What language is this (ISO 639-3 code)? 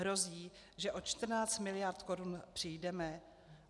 ces